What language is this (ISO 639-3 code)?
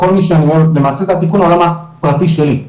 heb